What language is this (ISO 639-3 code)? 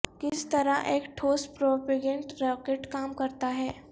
urd